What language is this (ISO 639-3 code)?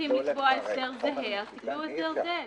heb